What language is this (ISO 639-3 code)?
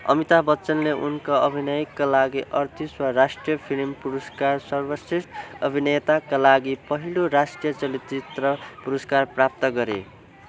nep